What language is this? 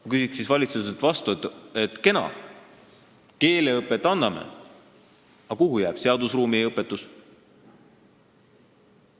Estonian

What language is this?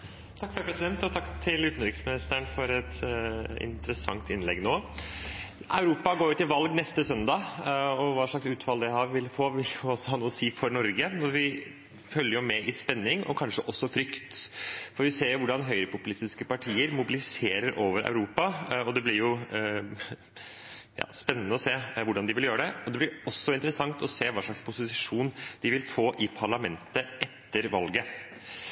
Norwegian Bokmål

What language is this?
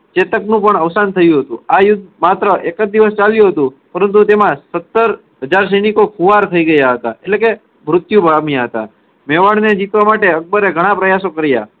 Gujarati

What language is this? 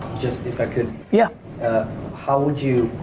English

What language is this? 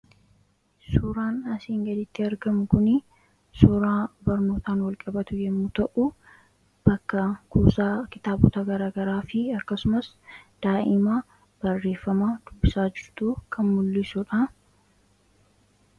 Oromo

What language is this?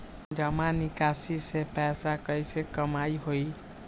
Magahi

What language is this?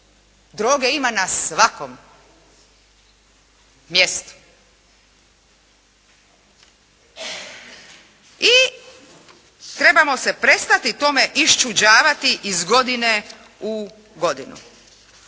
Croatian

